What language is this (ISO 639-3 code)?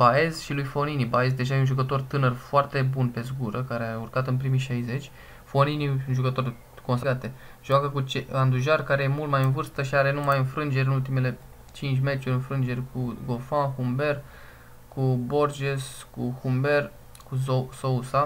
ron